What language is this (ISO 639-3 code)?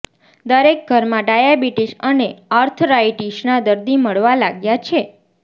guj